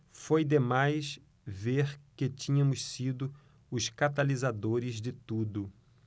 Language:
Portuguese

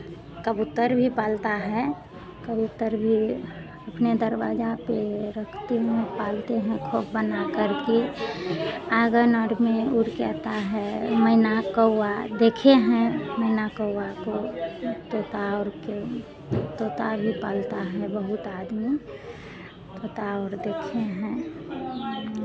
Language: Hindi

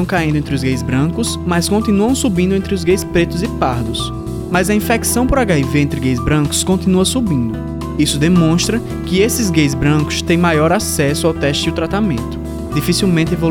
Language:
Portuguese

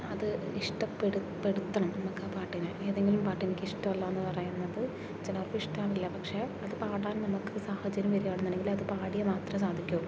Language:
Malayalam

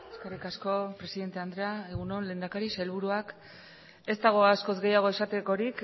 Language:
Basque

